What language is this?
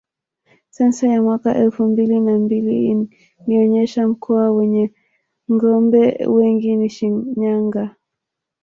Swahili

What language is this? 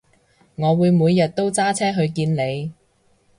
Cantonese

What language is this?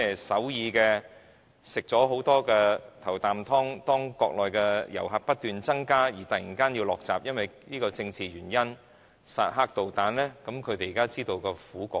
Cantonese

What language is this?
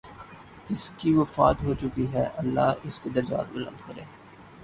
Urdu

